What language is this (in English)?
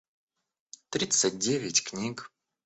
Russian